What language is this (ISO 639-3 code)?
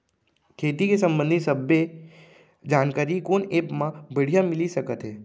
hne